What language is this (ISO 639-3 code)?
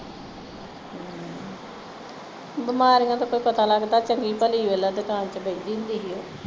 pan